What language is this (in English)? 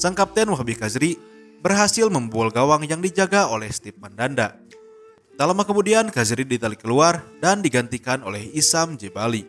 Indonesian